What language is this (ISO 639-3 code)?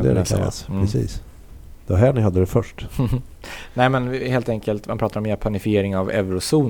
swe